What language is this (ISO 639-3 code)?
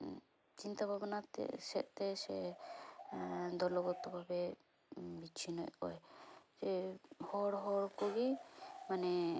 sat